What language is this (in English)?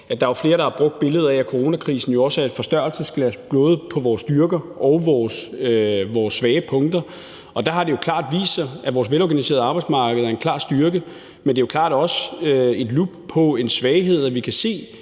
Danish